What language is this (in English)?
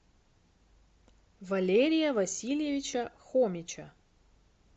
Russian